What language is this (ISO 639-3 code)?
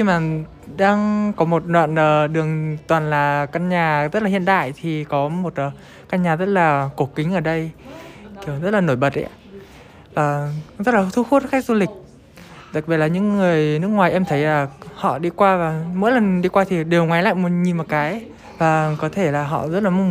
vie